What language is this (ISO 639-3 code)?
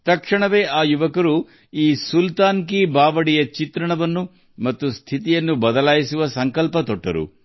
kan